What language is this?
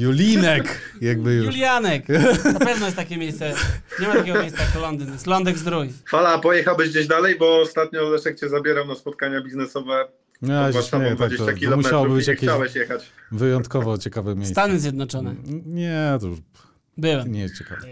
Polish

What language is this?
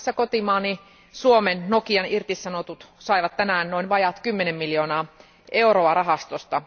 Finnish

